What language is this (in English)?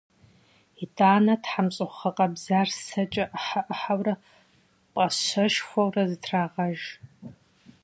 Kabardian